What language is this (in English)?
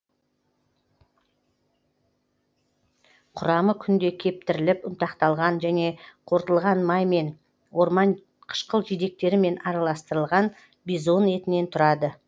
Kazakh